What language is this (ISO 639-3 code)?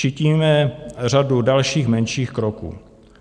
ces